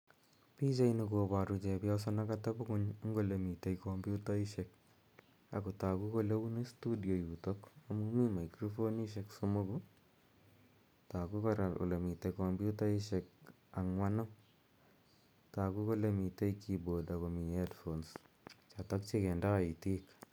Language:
Kalenjin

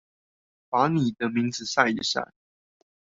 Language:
Chinese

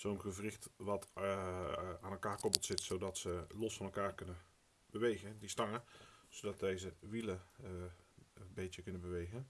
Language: Dutch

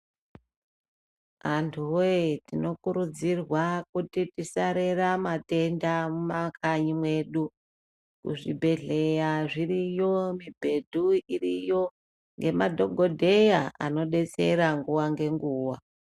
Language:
Ndau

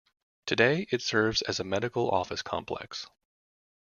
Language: English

